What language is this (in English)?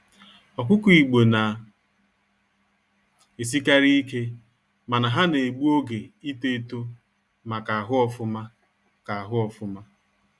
Igbo